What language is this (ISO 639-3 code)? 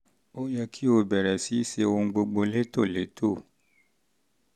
yor